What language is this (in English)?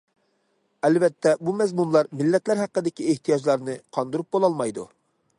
Uyghur